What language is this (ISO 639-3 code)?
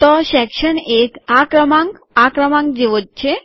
guj